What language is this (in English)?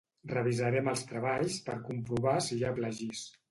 Catalan